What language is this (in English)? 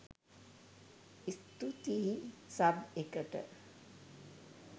Sinhala